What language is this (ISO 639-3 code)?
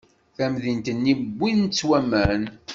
kab